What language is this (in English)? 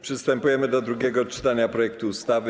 Polish